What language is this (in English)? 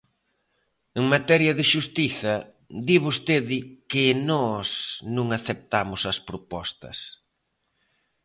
Galician